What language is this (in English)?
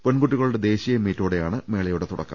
Malayalam